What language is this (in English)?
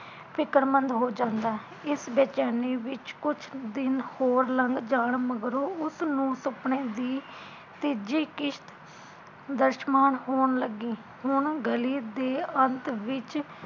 Punjabi